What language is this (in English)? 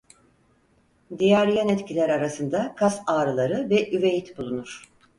Turkish